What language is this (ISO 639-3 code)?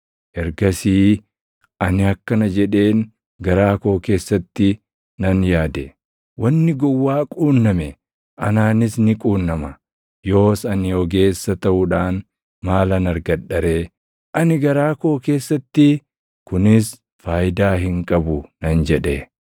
orm